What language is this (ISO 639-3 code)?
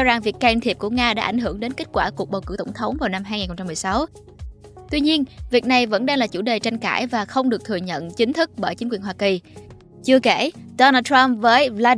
vie